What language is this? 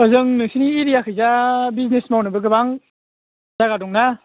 Bodo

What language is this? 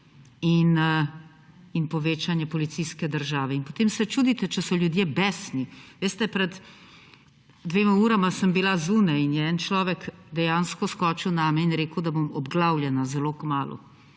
Slovenian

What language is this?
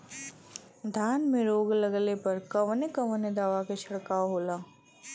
Bhojpuri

